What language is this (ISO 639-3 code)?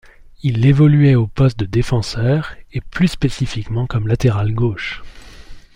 fra